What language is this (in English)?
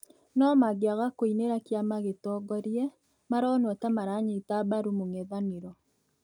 Kikuyu